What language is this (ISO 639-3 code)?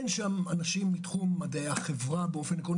heb